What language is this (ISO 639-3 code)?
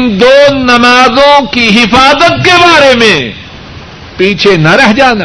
urd